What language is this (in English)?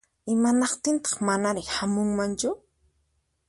Puno Quechua